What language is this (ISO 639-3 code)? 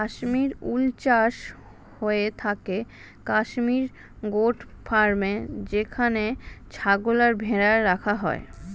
ben